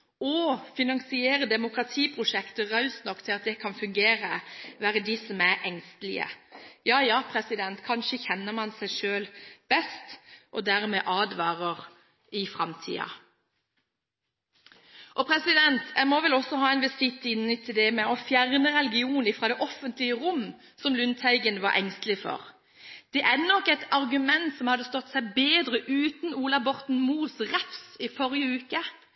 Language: Norwegian Bokmål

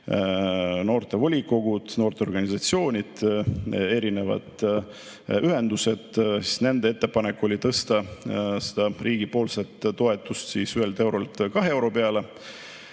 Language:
Estonian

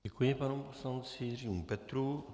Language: Czech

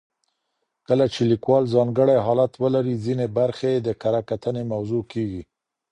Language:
Pashto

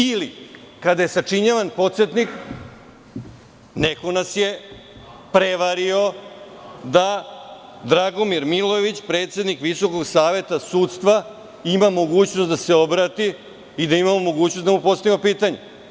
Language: Serbian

